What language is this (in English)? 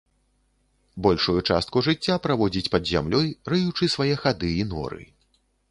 Belarusian